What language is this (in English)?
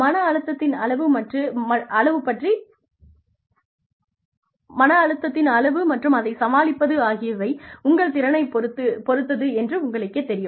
Tamil